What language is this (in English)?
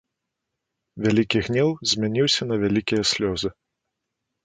Belarusian